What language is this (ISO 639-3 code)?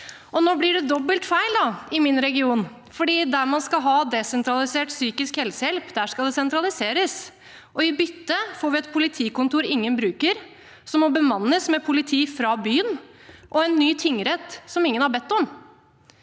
nor